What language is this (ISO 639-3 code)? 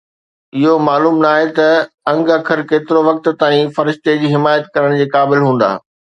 snd